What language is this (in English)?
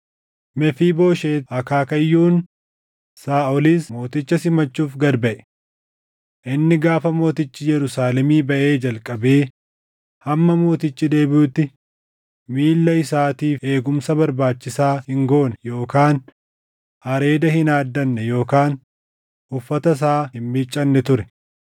Oromo